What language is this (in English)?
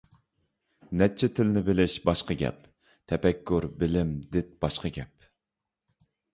Uyghur